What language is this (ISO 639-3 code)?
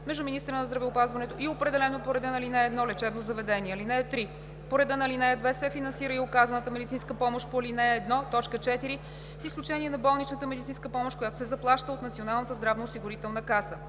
bul